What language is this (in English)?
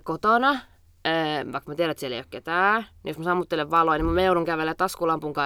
Finnish